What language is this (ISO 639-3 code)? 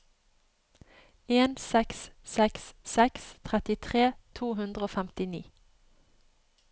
nor